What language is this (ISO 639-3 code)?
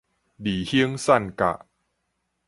nan